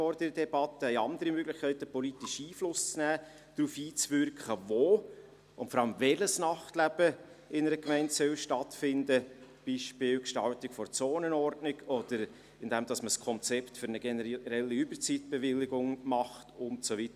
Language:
Swiss German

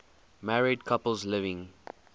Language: English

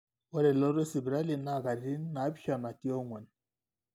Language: Masai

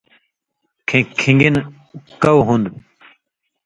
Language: Indus Kohistani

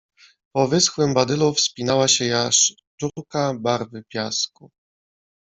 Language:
Polish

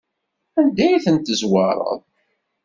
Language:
Kabyle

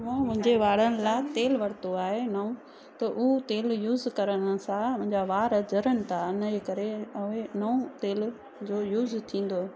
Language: Sindhi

